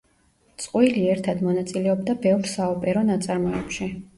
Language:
Georgian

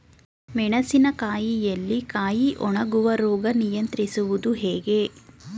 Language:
Kannada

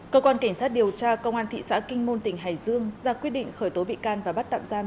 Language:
Vietnamese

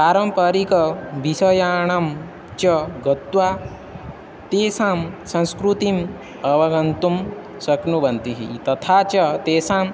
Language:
Sanskrit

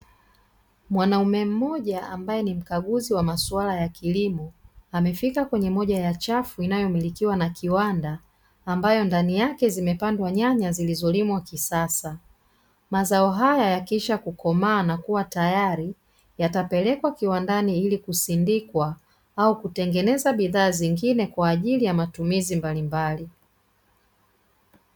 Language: Swahili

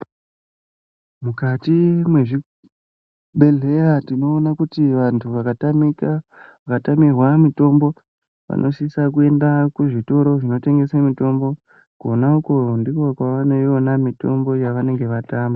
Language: Ndau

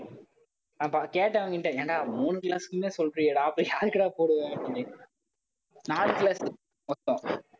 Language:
Tamil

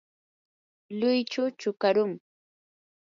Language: Yanahuanca Pasco Quechua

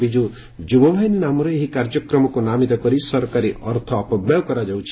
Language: Odia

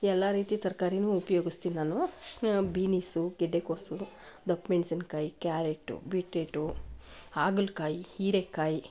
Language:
Kannada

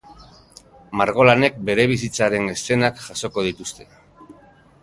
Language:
Basque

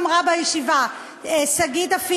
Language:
Hebrew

